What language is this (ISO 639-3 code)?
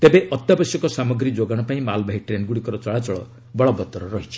ori